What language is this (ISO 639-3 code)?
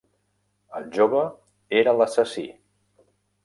cat